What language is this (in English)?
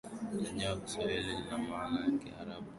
Swahili